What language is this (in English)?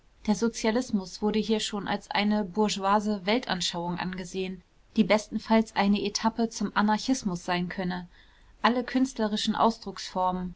German